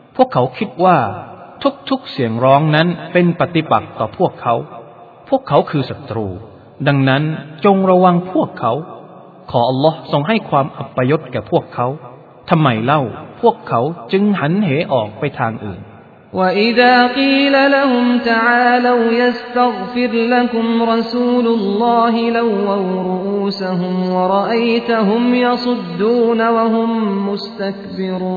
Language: Thai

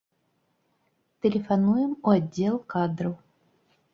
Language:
Belarusian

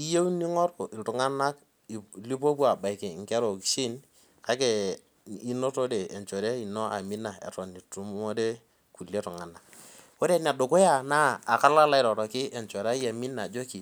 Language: Masai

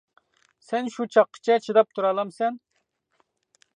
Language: Uyghur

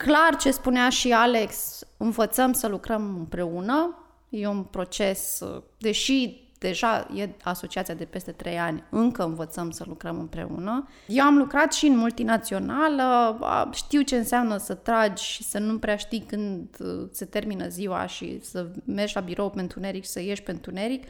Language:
Romanian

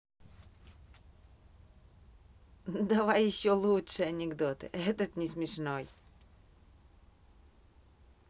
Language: Russian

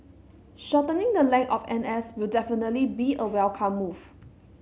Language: English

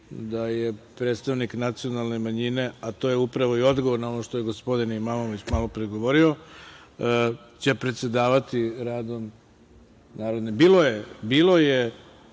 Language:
Serbian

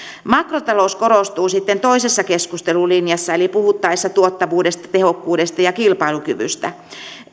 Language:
Finnish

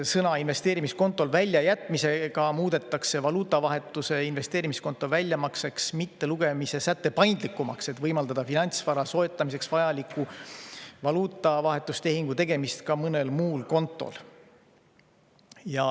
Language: Estonian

